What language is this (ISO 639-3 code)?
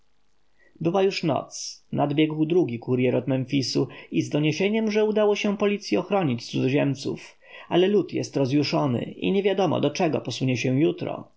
pol